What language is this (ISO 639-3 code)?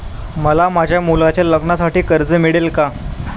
mar